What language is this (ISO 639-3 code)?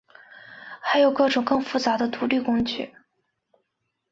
zho